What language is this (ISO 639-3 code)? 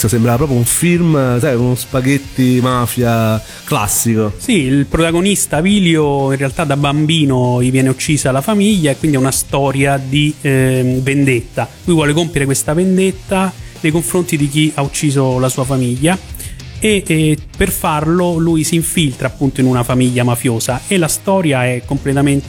ita